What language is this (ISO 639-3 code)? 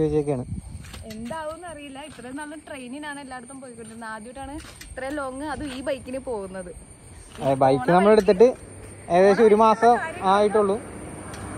mal